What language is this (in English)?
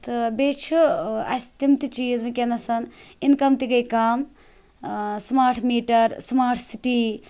Kashmiri